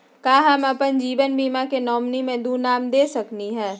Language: Magahi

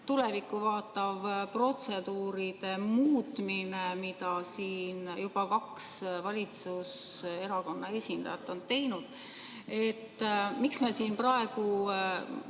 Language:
Estonian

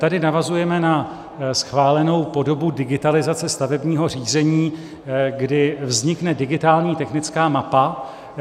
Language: Czech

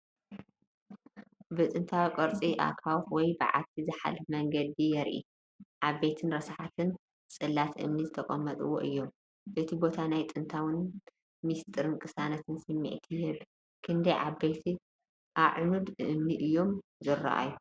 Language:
Tigrinya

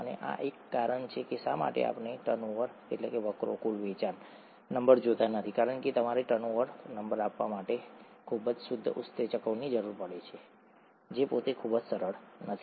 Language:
Gujarati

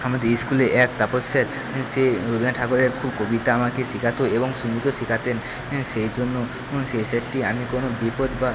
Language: Bangla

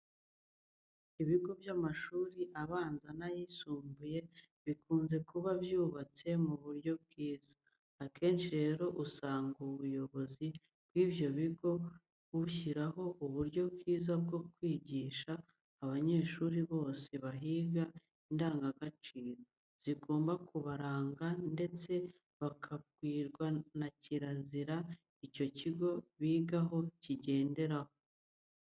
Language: Kinyarwanda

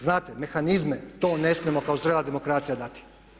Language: Croatian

